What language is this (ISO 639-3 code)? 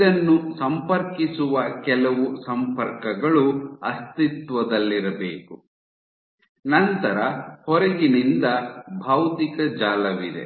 kan